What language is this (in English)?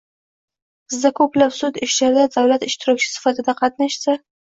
Uzbek